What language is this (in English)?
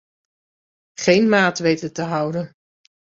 Dutch